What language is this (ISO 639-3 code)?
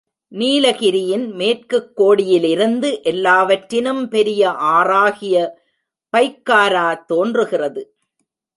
tam